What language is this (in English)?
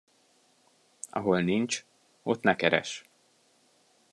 Hungarian